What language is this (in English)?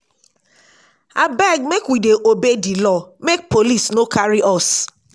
Nigerian Pidgin